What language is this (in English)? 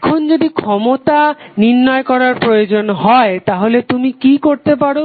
Bangla